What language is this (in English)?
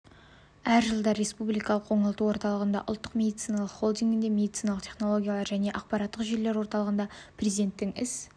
Kazakh